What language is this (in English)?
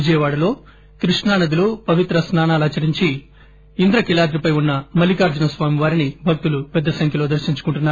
Telugu